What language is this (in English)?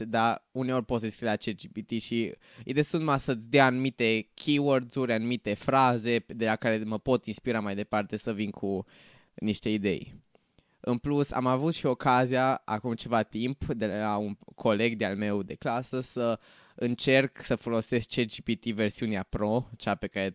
Romanian